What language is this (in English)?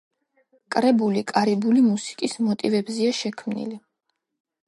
Georgian